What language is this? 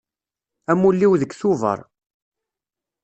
Kabyle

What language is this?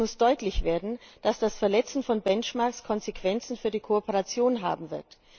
German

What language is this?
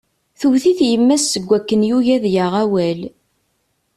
Kabyle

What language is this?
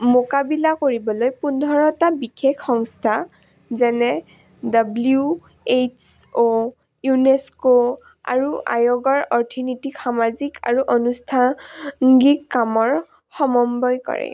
Assamese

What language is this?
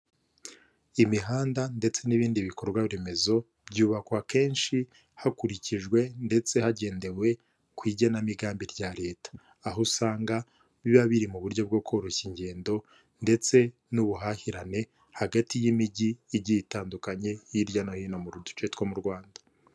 Kinyarwanda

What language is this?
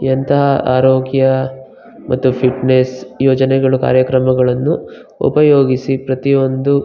Kannada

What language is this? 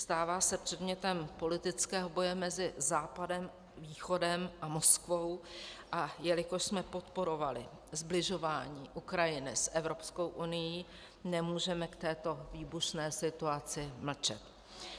Czech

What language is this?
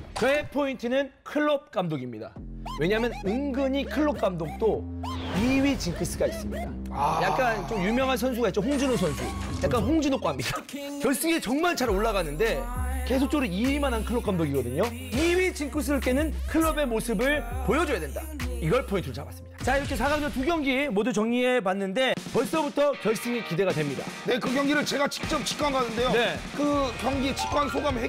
Korean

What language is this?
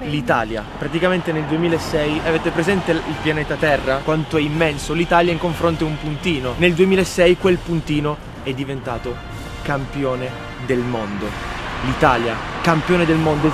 Italian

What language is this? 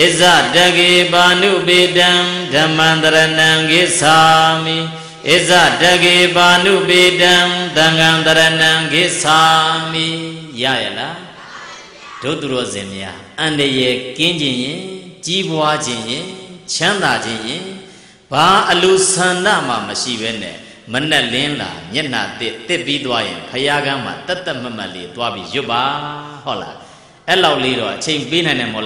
Indonesian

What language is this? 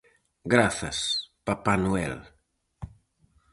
Galician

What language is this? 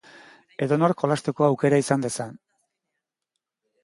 Basque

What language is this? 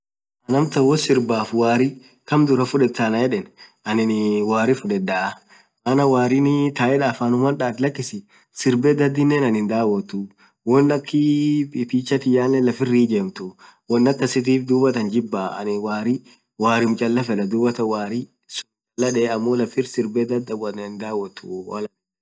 Orma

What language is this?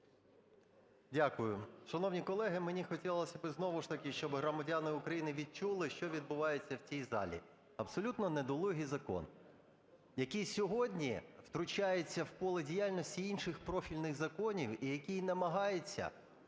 Ukrainian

